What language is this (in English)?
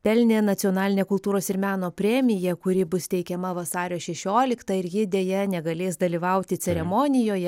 Lithuanian